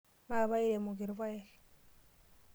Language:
Masai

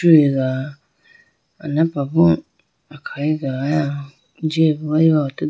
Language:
Idu-Mishmi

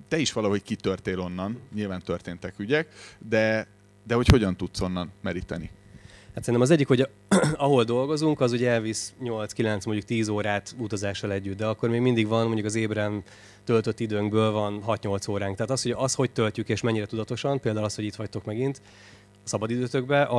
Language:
Hungarian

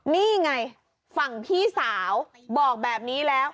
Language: Thai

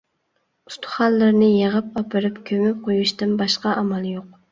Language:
Uyghur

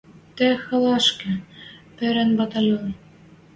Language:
Western Mari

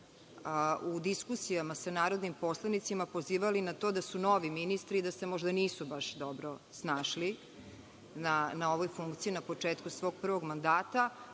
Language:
Serbian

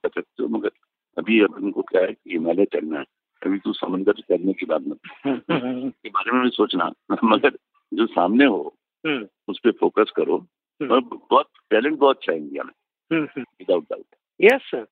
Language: Marathi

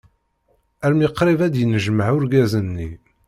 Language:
Kabyle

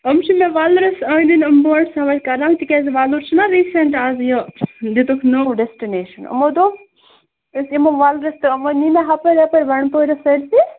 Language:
Kashmiri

